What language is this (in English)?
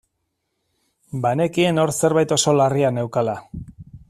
Basque